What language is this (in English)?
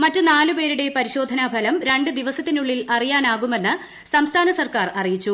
Malayalam